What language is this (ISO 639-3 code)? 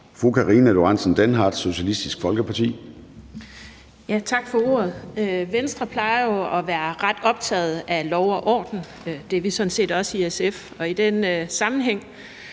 dan